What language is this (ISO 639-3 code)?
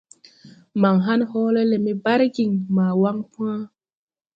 tui